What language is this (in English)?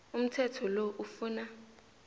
South Ndebele